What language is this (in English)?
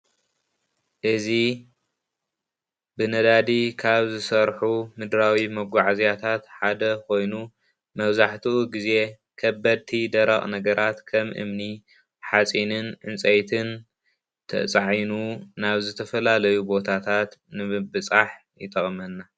Tigrinya